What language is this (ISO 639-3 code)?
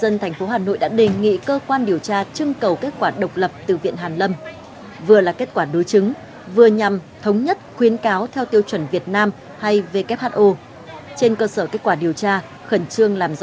vie